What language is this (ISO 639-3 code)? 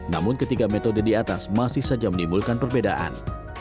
ind